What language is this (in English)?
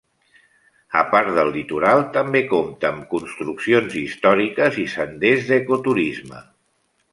Catalan